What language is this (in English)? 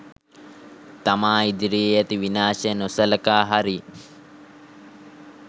Sinhala